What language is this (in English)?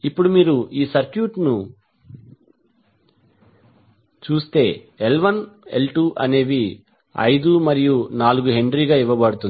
Telugu